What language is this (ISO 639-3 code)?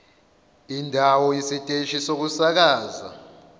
zul